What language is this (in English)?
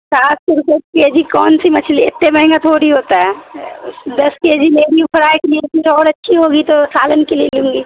Urdu